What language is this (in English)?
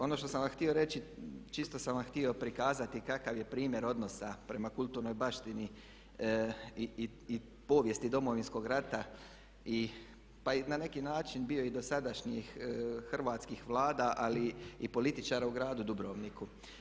Croatian